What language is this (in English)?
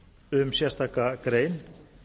Icelandic